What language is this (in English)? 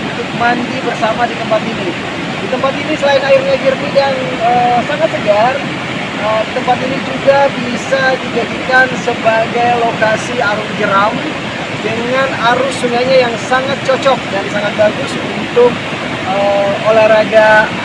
Indonesian